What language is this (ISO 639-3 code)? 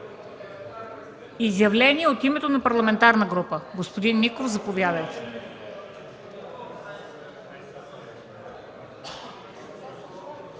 bul